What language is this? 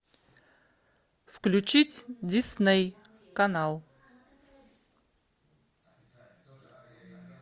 Russian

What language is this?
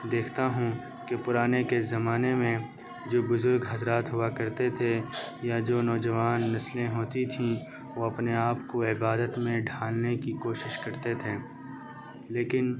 Urdu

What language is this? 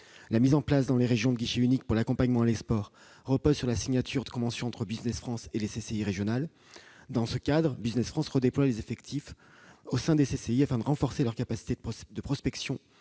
French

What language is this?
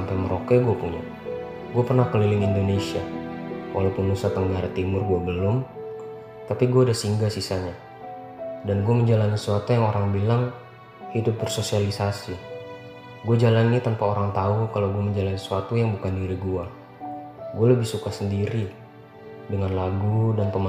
Indonesian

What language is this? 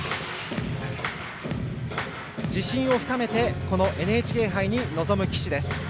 Japanese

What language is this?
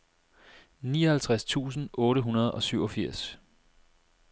Danish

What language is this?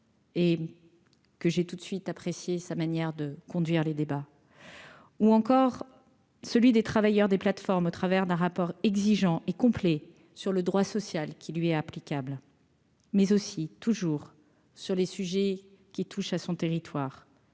French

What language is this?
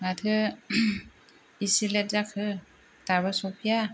Bodo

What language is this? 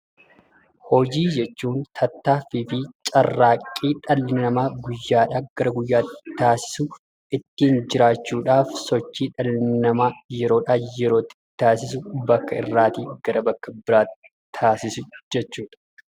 Oromo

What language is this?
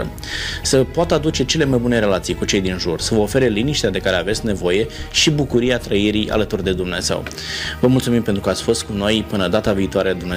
Romanian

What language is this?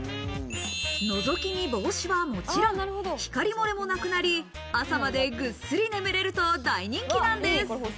Japanese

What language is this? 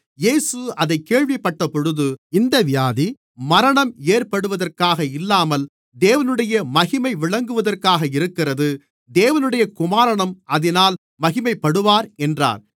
Tamil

